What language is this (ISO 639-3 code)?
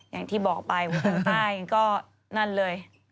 tha